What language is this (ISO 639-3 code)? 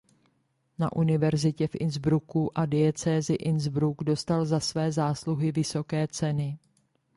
ces